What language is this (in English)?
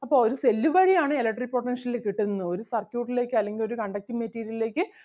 Malayalam